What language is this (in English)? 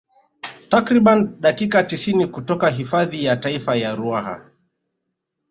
Swahili